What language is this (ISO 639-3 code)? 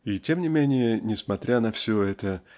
rus